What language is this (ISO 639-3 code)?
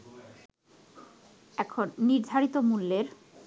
ben